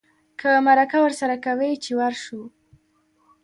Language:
Pashto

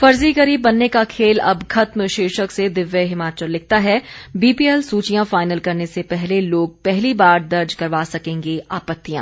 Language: Hindi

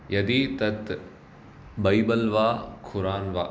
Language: Sanskrit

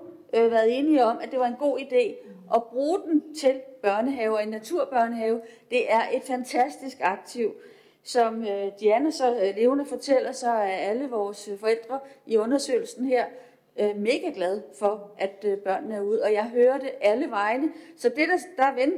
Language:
Danish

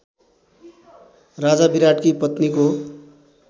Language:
Nepali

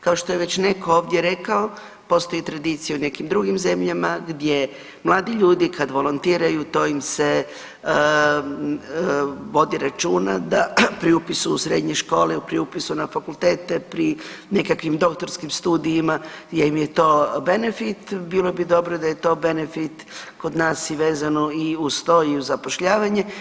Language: Croatian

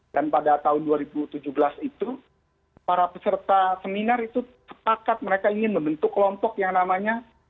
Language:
Indonesian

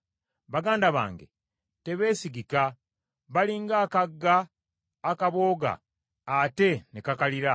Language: Ganda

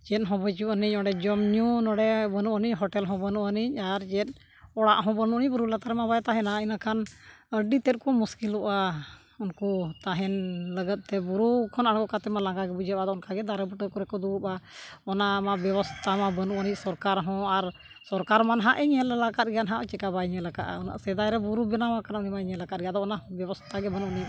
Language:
Santali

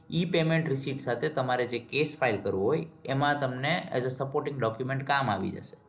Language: Gujarati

